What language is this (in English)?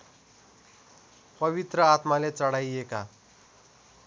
Nepali